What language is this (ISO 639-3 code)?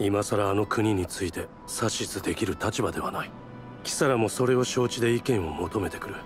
jpn